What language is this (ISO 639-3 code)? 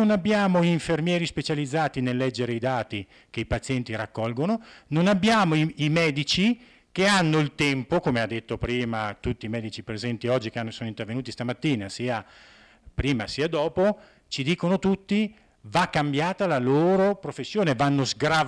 ita